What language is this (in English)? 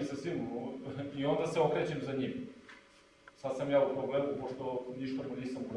Portuguese